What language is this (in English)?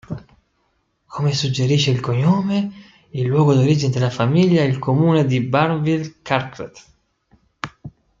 Italian